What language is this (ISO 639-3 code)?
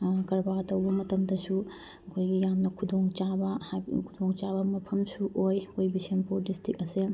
mni